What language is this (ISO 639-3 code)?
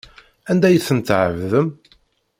kab